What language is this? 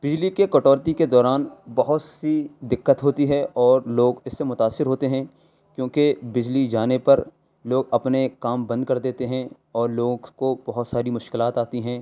Urdu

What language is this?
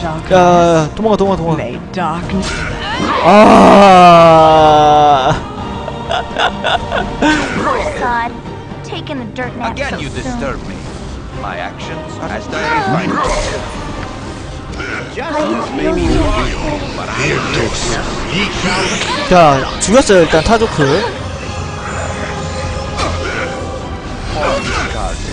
Korean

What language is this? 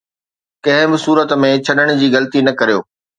Sindhi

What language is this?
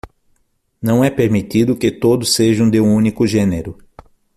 Portuguese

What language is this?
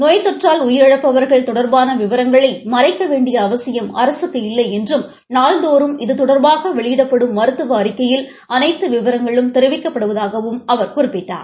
Tamil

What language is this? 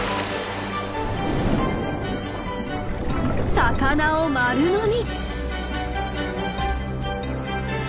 Japanese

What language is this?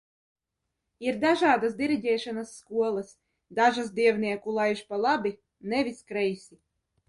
Latvian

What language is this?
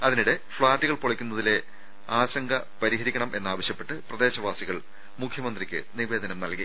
Malayalam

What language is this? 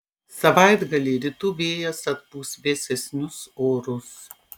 Lithuanian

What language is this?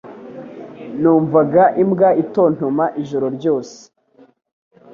Kinyarwanda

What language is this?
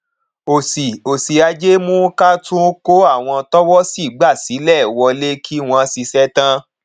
Yoruba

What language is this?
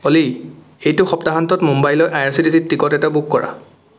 Assamese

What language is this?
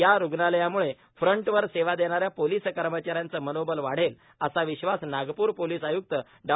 Marathi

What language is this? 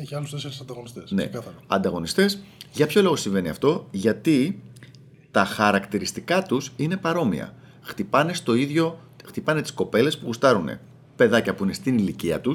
Greek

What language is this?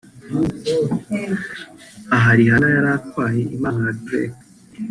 Kinyarwanda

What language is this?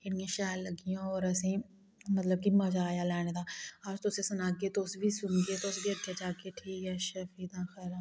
Dogri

